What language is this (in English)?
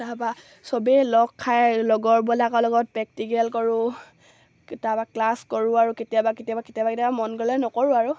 Assamese